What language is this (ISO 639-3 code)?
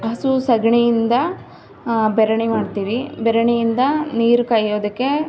kan